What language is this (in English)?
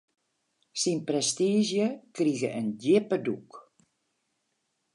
Western Frisian